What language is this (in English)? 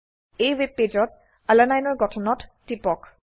Assamese